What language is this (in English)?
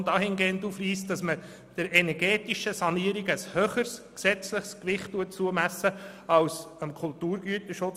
Swiss German